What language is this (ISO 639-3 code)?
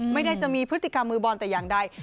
tha